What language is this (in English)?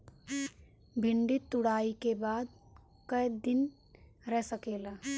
Bhojpuri